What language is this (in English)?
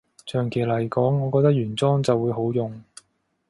Cantonese